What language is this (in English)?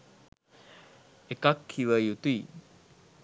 Sinhala